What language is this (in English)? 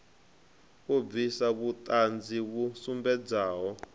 Venda